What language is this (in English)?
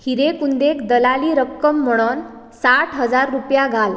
Konkani